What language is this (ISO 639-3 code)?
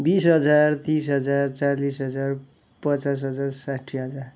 nep